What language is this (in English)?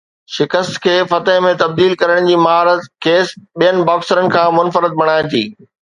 Sindhi